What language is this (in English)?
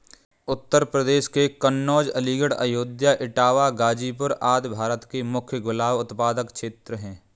Hindi